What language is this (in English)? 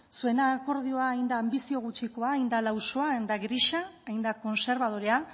Basque